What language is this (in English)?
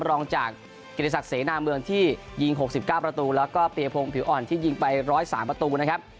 Thai